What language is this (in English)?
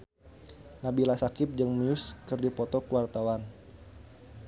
Sundanese